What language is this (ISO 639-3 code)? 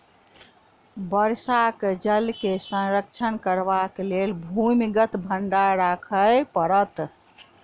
mai